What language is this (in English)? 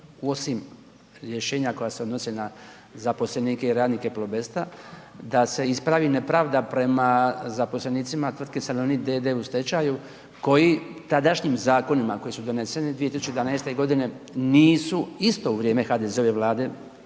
Croatian